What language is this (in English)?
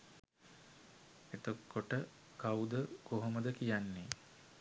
Sinhala